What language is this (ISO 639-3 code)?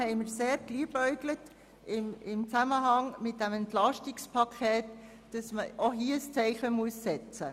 gsw